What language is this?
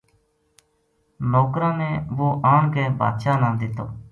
Gujari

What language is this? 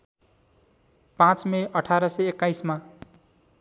Nepali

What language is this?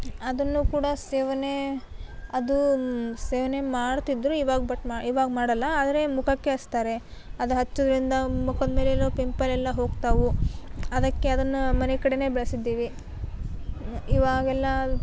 Kannada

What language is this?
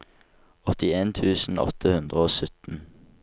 Norwegian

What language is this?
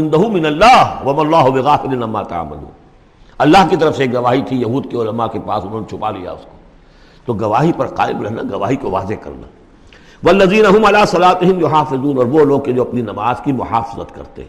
Urdu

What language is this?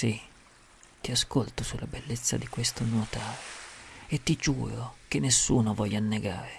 Italian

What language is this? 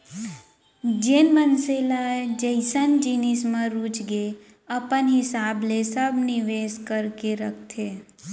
Chhattisgarhi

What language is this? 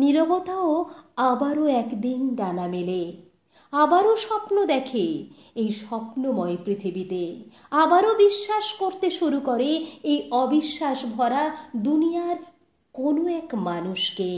Bangla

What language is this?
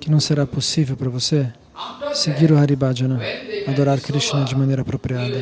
Portuguese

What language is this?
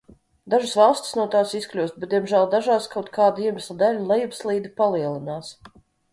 Latvian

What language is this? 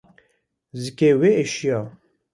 Kurdish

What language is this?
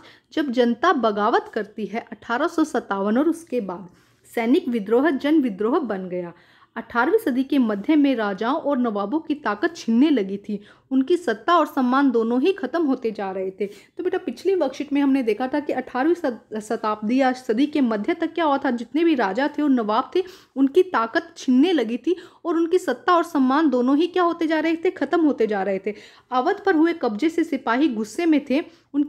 Hindi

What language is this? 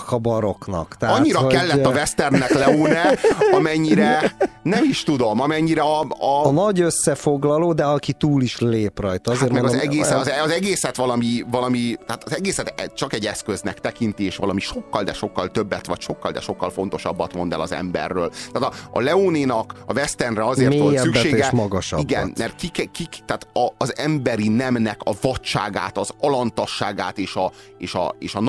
Hungarian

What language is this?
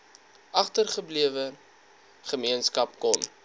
Afrikaans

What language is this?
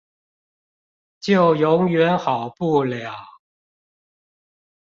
Chinese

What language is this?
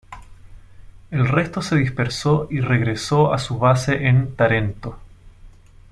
Spanish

